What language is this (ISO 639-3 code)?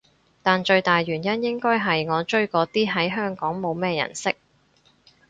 yue